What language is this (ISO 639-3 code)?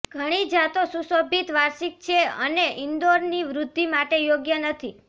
guj